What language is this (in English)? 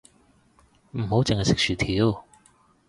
Cantonese